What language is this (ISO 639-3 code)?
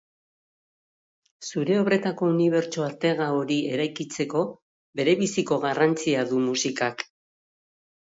eus